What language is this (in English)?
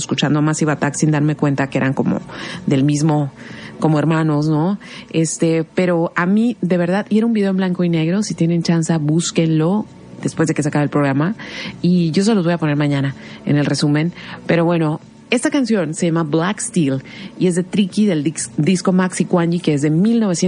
Spanish